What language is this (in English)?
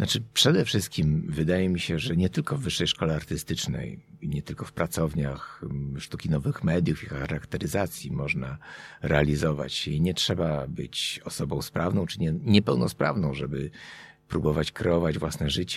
Polish